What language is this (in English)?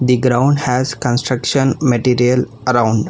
English